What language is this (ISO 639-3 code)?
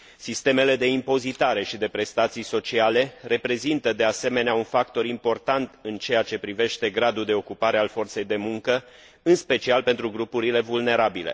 ron